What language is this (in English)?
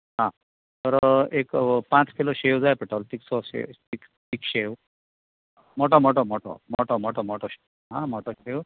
Konkani